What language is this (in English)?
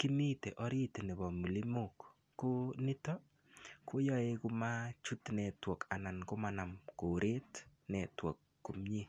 Kalenjin